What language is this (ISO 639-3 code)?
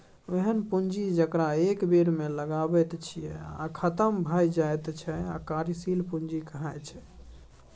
mai